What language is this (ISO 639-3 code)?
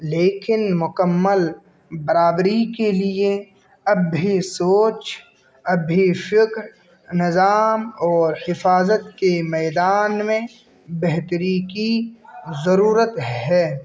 urd